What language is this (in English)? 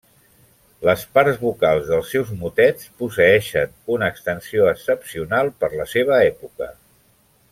Catalan